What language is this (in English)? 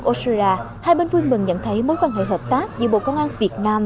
Vietnamese